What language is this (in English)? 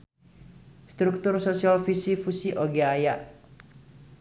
Sundanese